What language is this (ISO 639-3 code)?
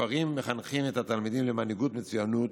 heb